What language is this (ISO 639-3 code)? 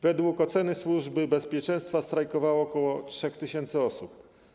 pol